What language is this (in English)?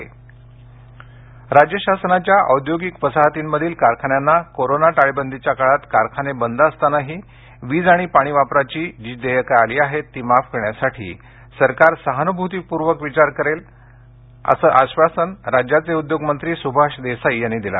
Marathi